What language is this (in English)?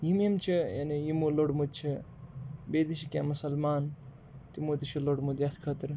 Kashmiri